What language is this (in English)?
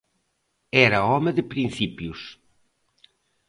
Galician